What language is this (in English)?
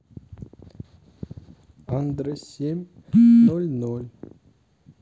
Russian